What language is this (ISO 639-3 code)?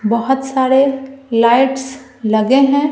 hin